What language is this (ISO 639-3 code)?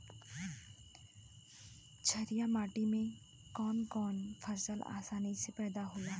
bho